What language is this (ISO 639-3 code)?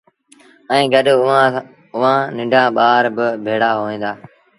sbn